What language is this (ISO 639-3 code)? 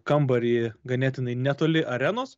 lit